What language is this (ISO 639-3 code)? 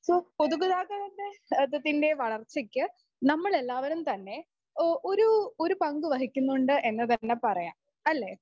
mal